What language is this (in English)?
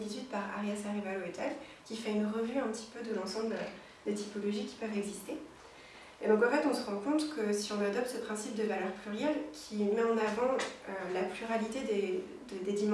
French